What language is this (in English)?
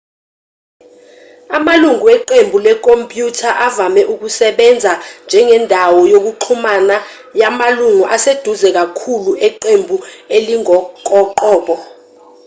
Zulu